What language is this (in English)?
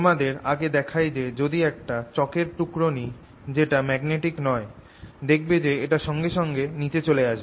Bangla